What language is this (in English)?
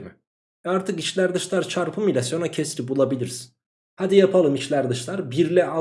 Turkish